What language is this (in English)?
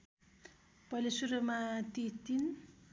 Nepali